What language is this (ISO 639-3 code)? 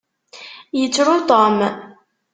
kab